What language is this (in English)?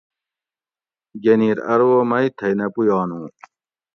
Gawri